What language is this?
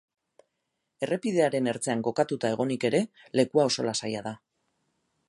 Basque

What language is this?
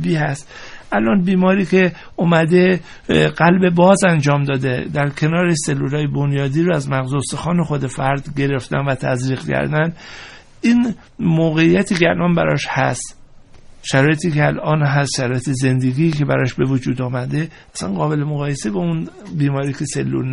Persian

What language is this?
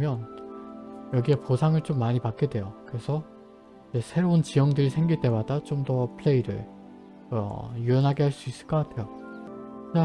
Korean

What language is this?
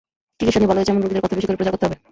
Bangla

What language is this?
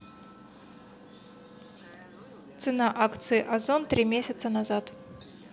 Russian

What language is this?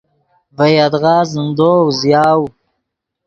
Yidgha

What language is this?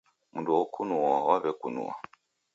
Taita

